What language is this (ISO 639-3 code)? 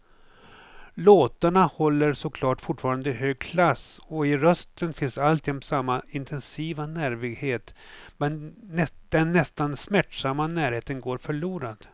swe